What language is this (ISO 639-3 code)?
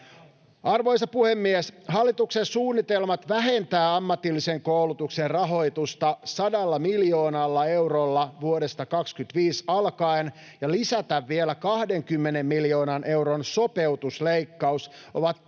fin